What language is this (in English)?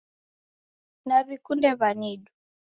Taita